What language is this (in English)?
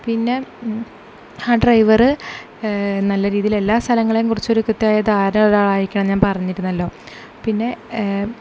Malayalam